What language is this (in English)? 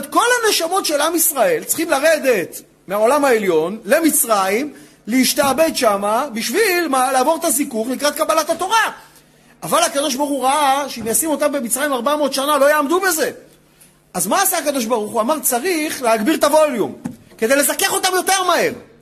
Hebrew